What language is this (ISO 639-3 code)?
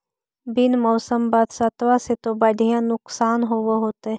mag